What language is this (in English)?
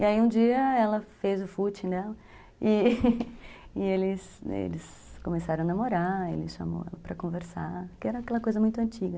Portuguese